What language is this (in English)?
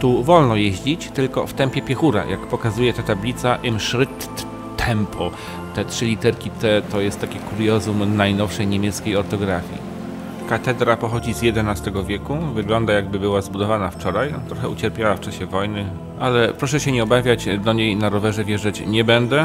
Polish